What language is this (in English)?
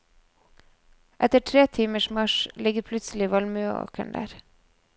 Norwegian